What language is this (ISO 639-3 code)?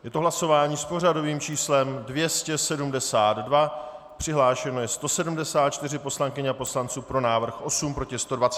ces